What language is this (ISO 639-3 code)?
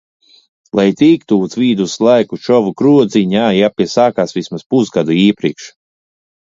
lav